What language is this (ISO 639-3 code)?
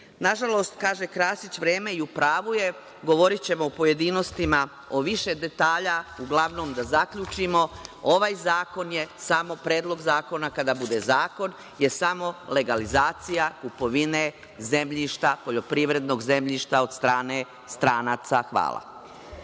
srp